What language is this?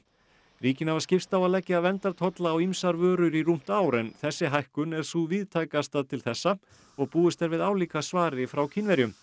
Icelandic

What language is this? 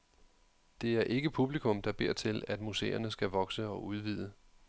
Danish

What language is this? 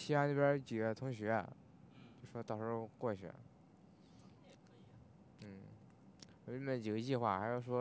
Chinese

